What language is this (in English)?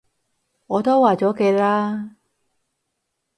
Cantonese